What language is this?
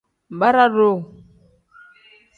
Tem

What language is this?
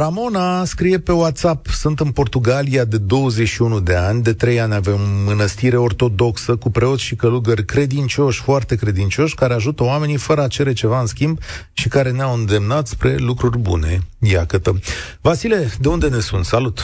Romanian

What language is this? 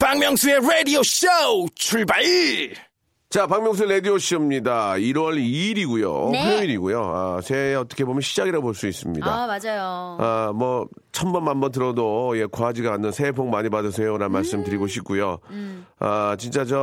Korean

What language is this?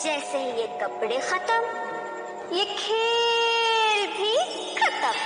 Hindi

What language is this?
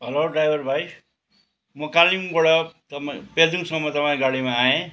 Nepali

